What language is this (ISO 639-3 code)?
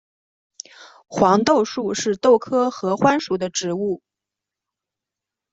zho